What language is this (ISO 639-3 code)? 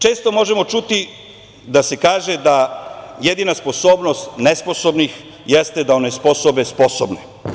srp